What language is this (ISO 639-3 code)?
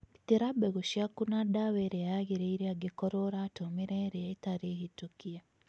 kik